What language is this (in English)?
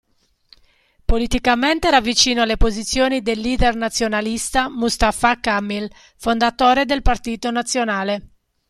Italian